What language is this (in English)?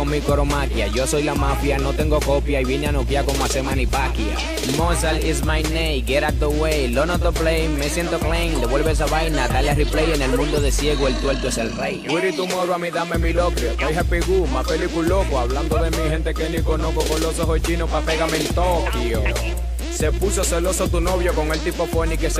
Czech